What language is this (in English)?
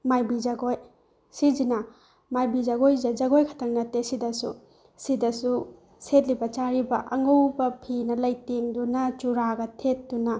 Manipuri